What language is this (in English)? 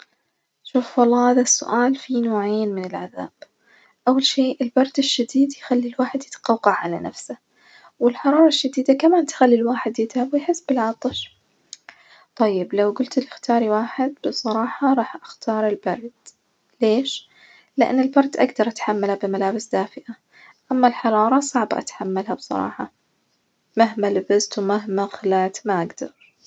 Najdi Arabic